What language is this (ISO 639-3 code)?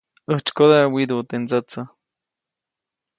zoc